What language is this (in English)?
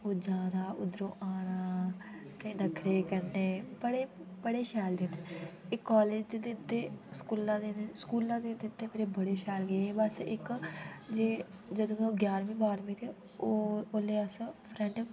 Dogri